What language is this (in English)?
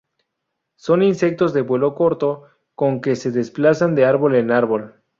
Spanish